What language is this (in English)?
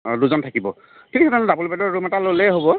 Assamese